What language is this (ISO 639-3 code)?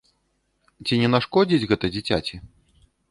bel